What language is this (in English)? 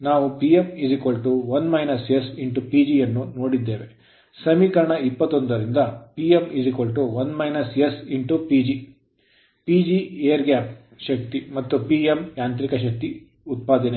Kannada